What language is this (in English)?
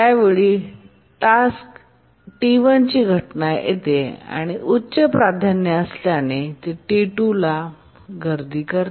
Marathi